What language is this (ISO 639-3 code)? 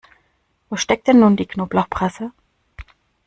deu